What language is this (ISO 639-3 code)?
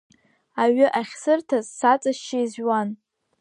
abk